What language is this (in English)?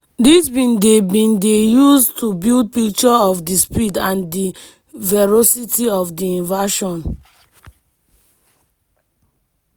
Nigerian Pidgin